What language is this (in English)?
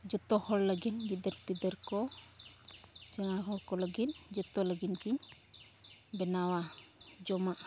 Santali